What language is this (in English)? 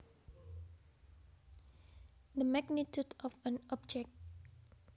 Javanese